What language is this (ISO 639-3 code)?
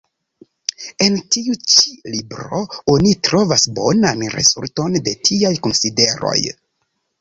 epo